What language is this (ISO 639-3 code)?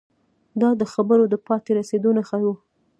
pus